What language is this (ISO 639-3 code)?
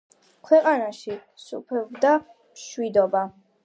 kat